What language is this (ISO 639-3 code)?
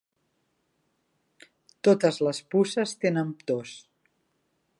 cat